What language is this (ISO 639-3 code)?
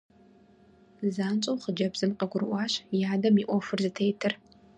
kbd